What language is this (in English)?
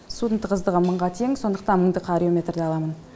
Kazakh